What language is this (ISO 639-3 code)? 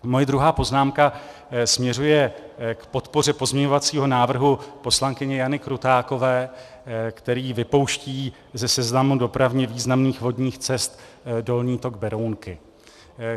ces